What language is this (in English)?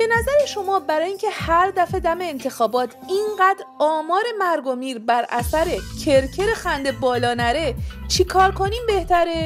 Persian